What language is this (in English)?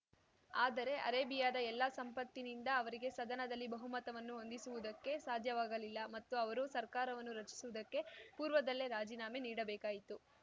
Kannada